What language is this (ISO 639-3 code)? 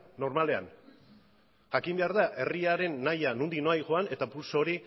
eus